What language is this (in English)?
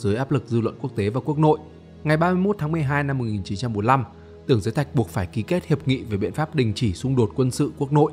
Vietnamese